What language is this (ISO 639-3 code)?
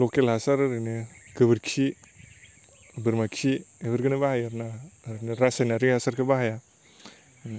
brx